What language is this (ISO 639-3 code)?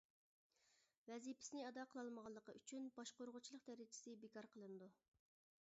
uig